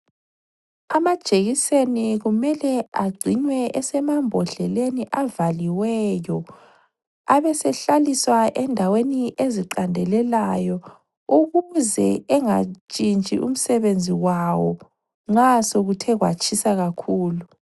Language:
North Ndebele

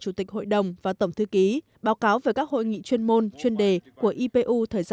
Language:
Vietnamese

